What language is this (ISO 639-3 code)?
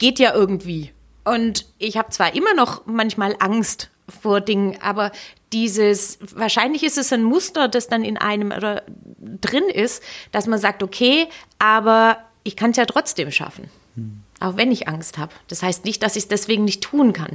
deu